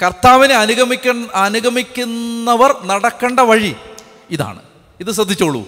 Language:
Malayalam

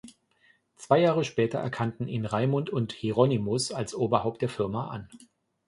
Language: German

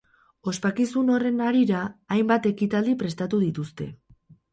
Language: Basque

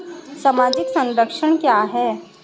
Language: Hindi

